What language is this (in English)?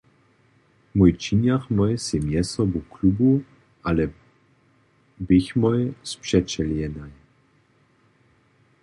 Upper Sorbian